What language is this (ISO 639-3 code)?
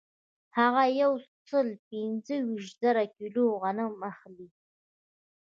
pus